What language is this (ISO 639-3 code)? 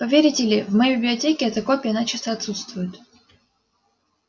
rus